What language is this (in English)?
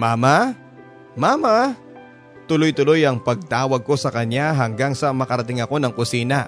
Filipino